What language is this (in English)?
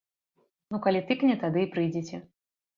Belarusian